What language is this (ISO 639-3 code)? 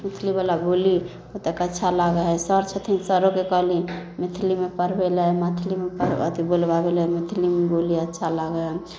mai